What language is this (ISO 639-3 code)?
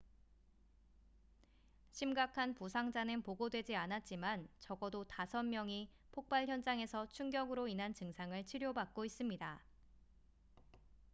kor